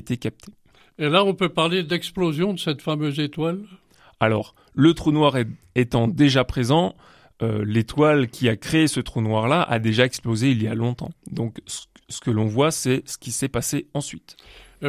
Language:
French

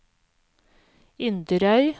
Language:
Norwegian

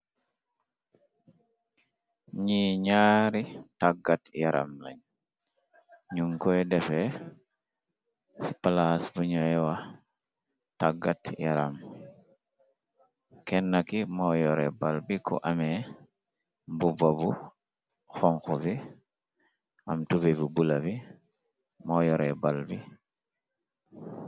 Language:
Wolof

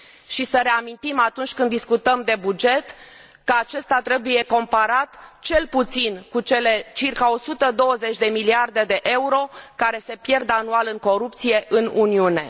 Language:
Romanian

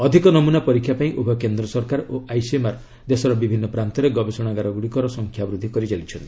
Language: Odia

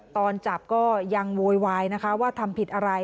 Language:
Thai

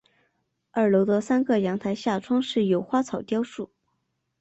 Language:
Chinese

